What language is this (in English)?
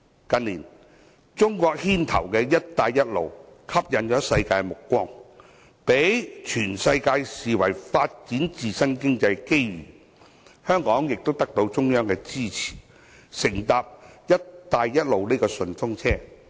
Cantonese